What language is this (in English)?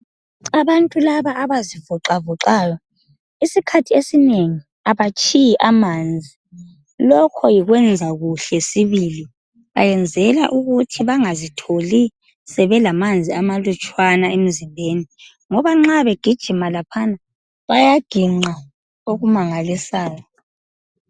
North Ndebele